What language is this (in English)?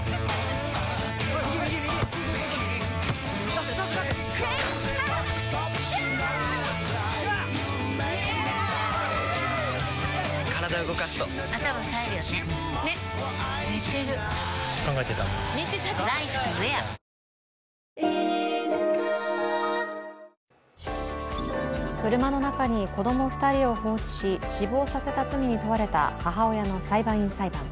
Japanese